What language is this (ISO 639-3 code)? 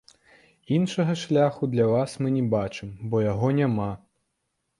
bel